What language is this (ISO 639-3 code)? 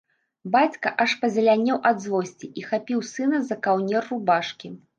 bel